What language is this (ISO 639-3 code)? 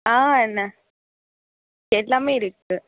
tam